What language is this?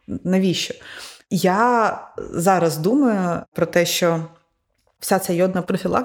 Ukrainian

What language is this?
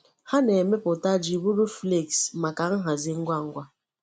Igbo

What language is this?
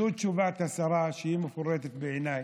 Hebrew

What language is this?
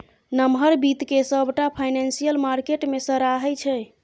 Maithili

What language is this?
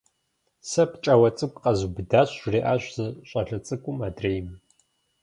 Kabardian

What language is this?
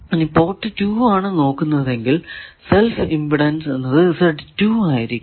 Malayalam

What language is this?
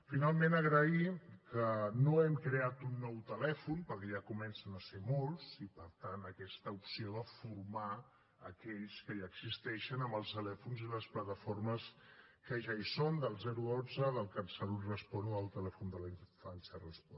Catalan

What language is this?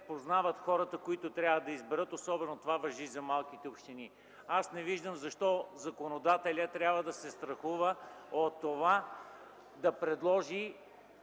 Bulgarian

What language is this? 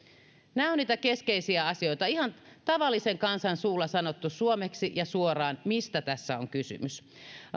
Finnish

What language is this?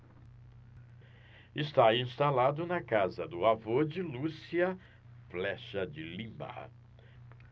Portuguese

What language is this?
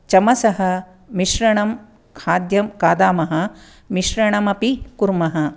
Sanskrit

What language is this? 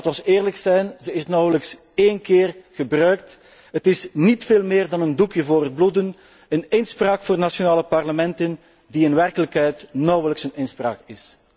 Dutch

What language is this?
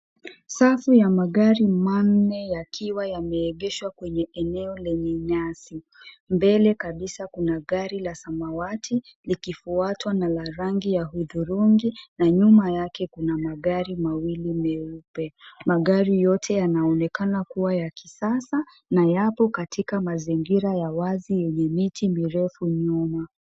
Swahili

